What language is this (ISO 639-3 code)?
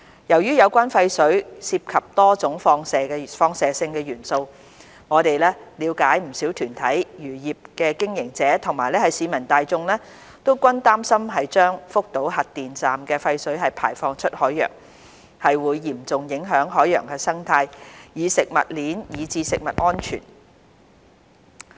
yue